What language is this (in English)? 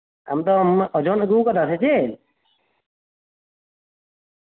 Santali